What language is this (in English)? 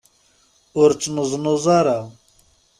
Kabyle